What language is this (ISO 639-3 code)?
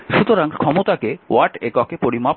ben